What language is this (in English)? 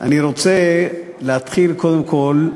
Hebrew